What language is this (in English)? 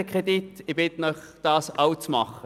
Swiss German